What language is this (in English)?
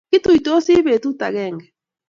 Kalenjin